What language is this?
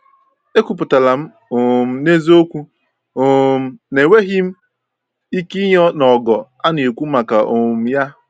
Igbo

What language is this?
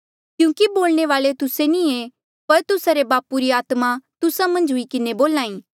Mandeali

